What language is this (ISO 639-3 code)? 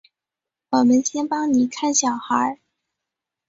zho